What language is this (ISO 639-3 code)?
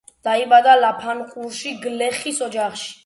kat